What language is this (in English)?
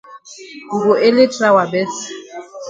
Cameroon Pidgin